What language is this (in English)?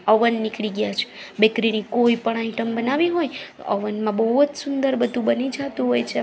Gujarati